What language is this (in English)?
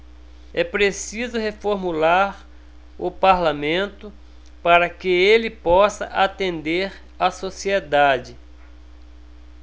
Portuguese